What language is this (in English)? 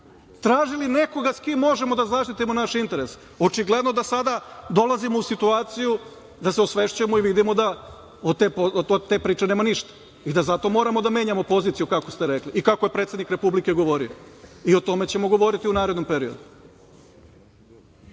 Serbian